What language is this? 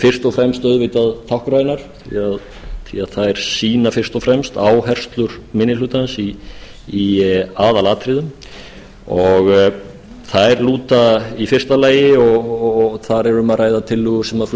Icelandic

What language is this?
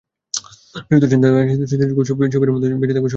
Bangla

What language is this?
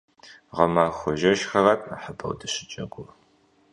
Kabardian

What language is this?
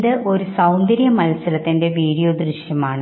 Malayalam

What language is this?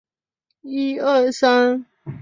Chinese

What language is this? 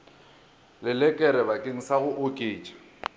Northern Sotho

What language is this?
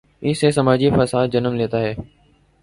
Urdu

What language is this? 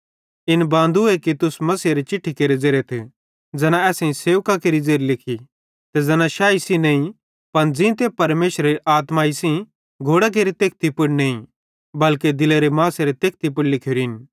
Bhadrawahi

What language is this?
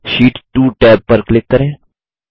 Hindi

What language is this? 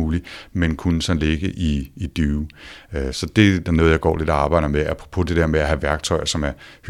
Danish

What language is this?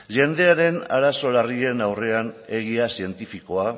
Basque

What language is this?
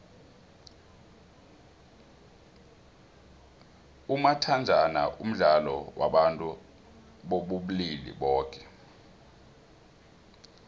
South Ndebele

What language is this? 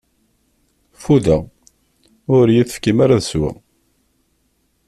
Kabyle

